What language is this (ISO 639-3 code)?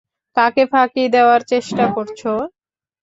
ben